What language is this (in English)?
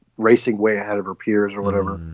English